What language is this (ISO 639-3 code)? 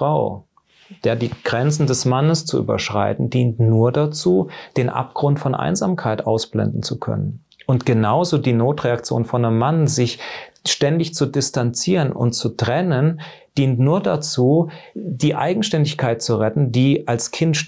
deu